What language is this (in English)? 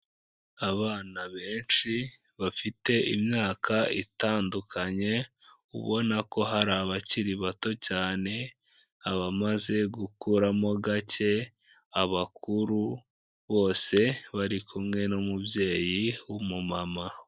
Kinyarwanda